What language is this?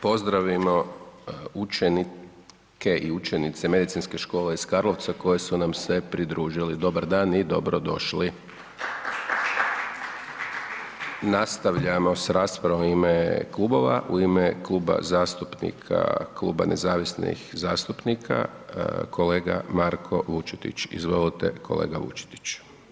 Croatian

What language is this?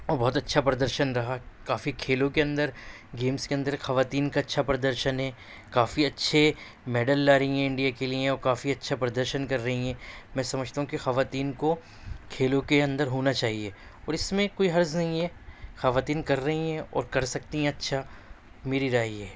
Urdu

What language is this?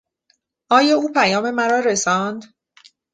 Persian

